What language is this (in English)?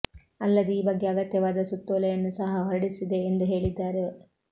Kannada